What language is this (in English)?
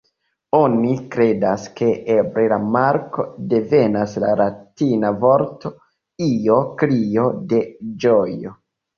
Esperanto